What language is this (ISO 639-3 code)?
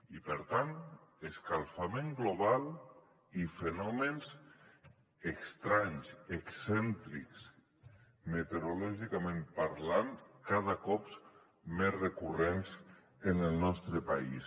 cat